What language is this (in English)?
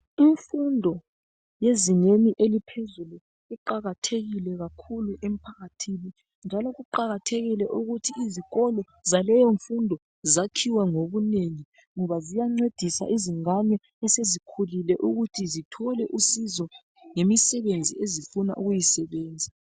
North Ndebele